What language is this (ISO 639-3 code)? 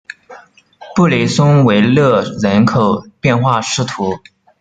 zho